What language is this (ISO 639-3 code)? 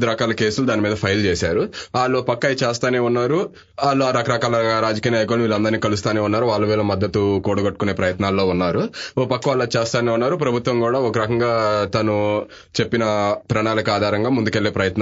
tel